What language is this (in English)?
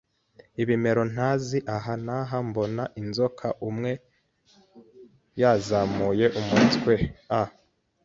Kinyarwanda